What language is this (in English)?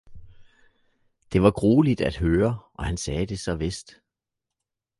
Danish